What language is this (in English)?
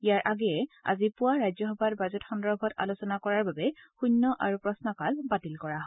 Assamese